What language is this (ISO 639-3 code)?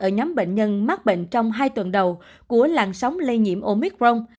vie